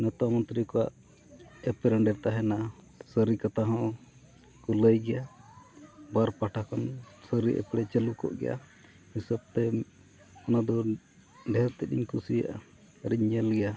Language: Santali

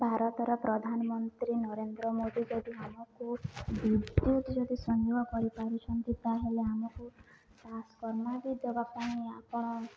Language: Odia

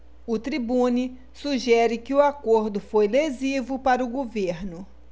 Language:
Portuguese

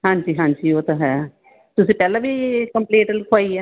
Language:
Punjabi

